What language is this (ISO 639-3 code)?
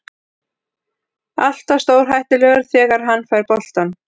isl